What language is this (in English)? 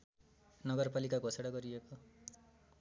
Nepali